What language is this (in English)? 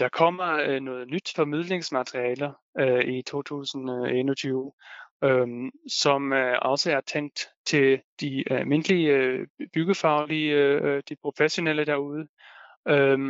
Danish